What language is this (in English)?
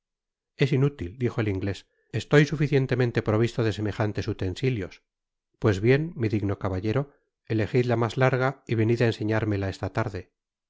Spanish